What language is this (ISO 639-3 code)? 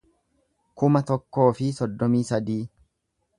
orm